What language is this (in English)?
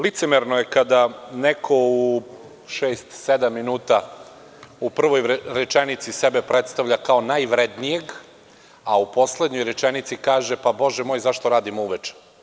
Serbian